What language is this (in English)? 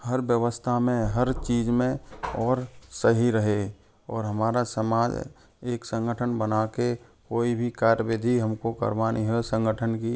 Hindi